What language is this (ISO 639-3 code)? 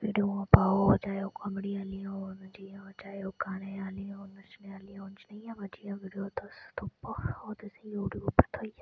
doi